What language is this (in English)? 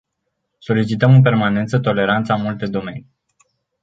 Romanian